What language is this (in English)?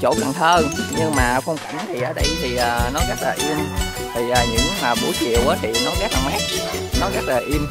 Vietnamese